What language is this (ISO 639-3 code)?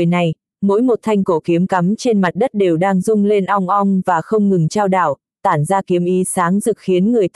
vie